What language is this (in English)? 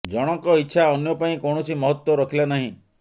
Odia